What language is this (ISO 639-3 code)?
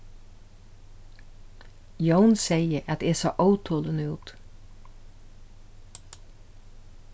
fao